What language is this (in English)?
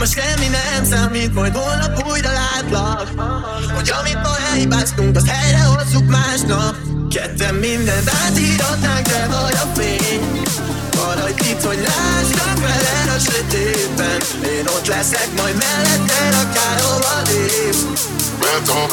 Hungarian